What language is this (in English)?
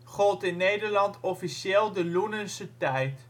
Dutch